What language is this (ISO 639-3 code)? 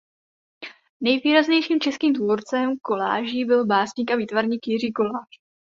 ces